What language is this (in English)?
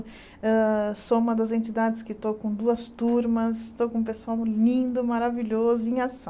Portuguese